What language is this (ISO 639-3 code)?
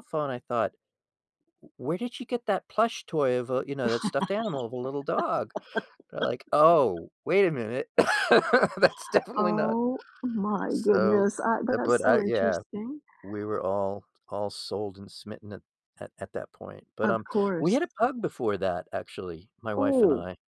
eng